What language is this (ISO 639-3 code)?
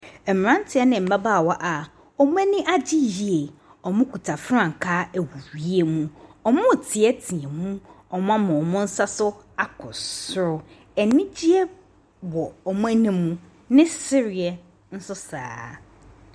aka